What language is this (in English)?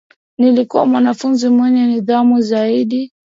Swahili